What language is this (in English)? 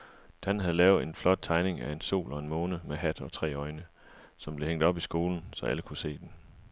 Danish